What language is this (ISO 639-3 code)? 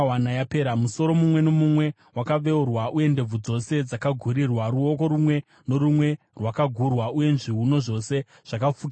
sna